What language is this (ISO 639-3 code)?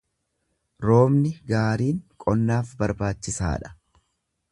orm